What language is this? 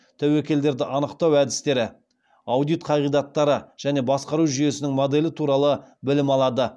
Kazakh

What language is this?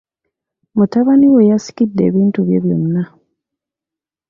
Ganda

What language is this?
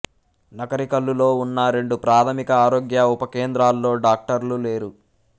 Telugu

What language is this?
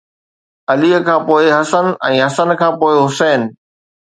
Sindhi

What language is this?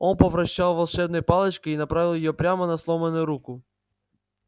Russian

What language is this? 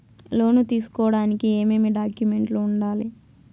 Telugu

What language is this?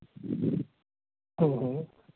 Santali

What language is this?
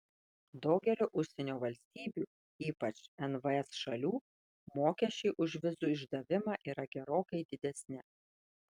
Lithuanian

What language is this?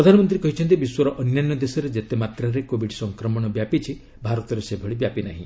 Odia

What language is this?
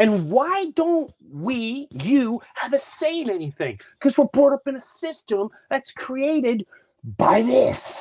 English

